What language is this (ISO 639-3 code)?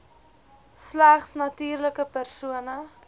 afr